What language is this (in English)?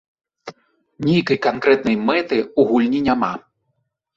Belarusian